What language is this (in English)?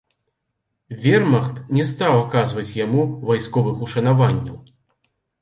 Belarusian